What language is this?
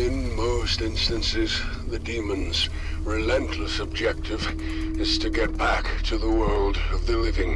Romanian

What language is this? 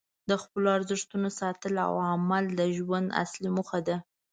Pashto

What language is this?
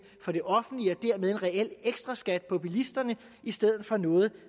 Danish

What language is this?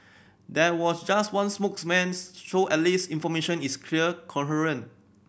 English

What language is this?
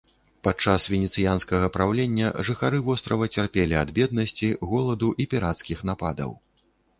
Belarusian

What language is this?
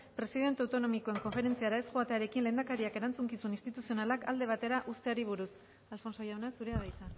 Basque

